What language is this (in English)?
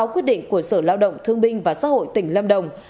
Vietnamese